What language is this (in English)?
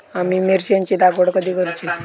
Marathi